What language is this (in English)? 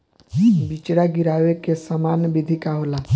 Bhojpuri